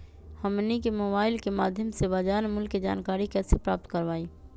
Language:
Magahi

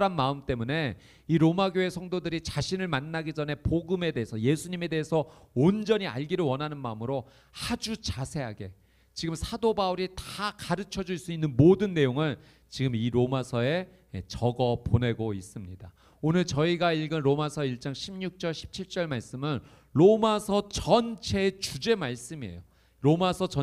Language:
Korean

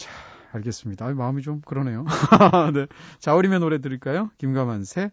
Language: Korean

